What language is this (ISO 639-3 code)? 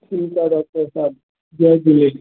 snd